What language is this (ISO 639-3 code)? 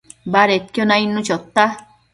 mcf